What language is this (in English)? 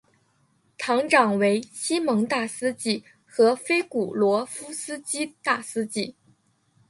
Chinese